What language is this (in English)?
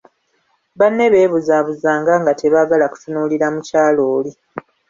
Ganda